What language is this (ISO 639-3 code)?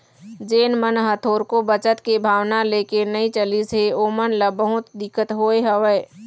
hne